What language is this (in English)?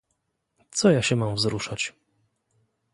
Polish